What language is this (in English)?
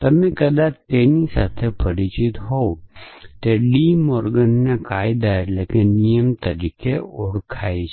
Gujarati